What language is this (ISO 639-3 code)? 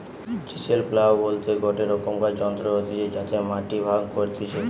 ben